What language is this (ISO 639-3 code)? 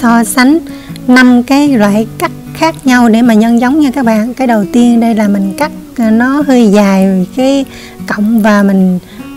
vie